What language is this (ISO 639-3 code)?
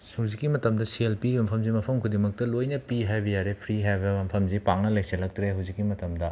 mni